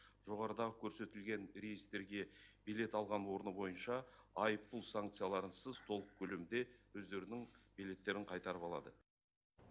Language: Kazakh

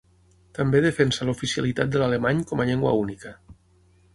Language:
Catalan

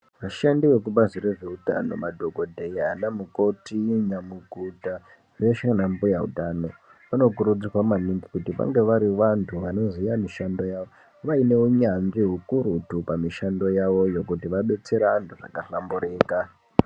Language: Ndau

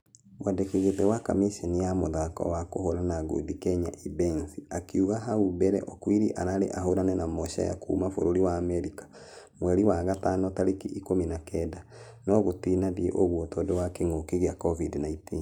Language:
Kikuyu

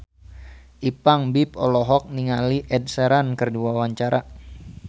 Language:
Sundanese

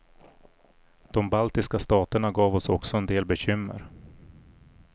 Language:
Swedish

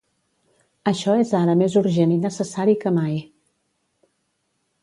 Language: Catalan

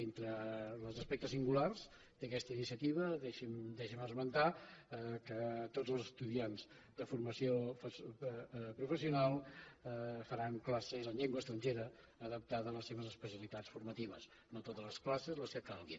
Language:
Catalan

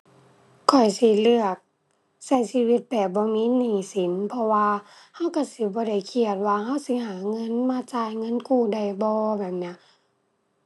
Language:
Thai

